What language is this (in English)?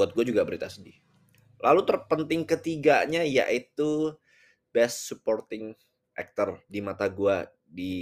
Indonesian